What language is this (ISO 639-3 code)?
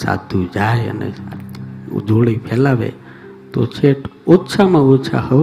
hin